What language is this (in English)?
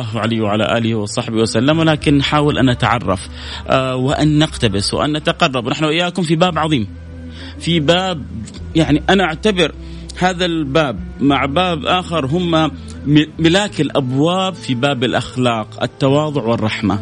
Arabic